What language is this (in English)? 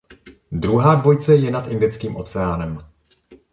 Czech